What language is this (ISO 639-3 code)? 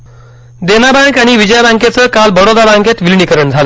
mar